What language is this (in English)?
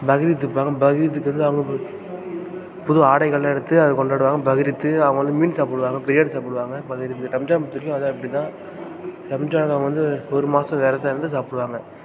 Tamil